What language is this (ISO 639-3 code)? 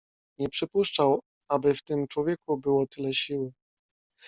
pol